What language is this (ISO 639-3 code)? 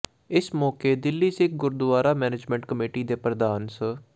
pan